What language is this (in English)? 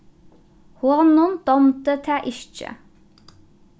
Faroese